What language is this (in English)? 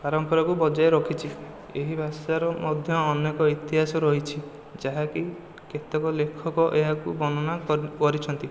Odia